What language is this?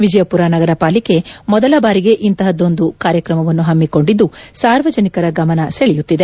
Kannada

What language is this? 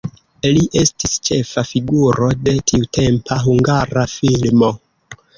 Esperanto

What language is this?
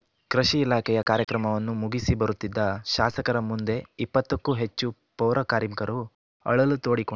Kannada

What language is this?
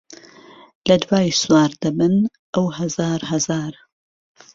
Central Kurdish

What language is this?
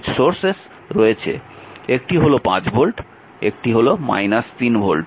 Bangla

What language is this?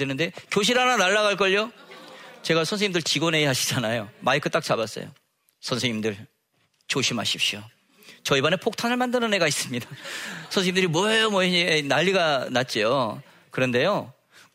Korean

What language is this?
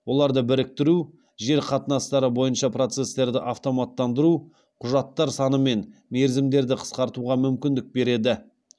Kazakh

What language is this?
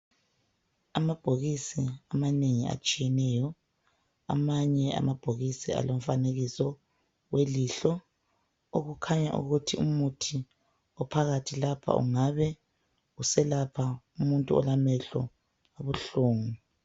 North Ndebele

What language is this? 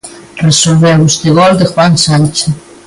Galician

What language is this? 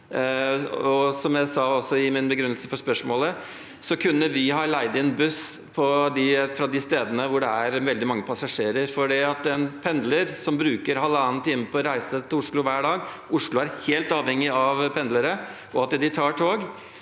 Norwegian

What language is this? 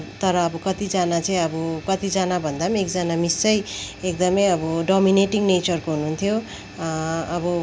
Nepali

